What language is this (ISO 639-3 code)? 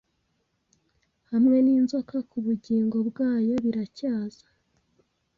kin